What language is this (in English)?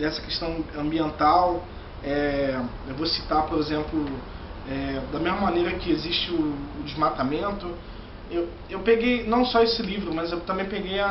Portuguese